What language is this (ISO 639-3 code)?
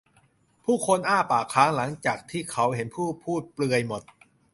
tha